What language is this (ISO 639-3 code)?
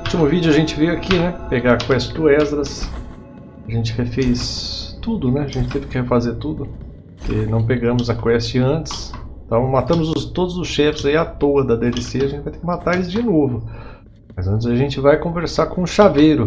por